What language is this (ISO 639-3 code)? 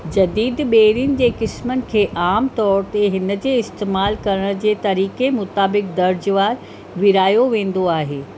snd